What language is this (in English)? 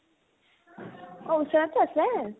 Assamese